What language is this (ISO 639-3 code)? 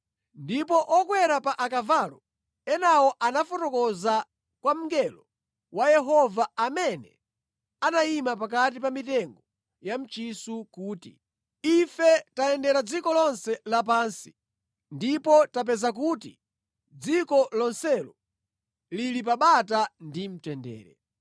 nya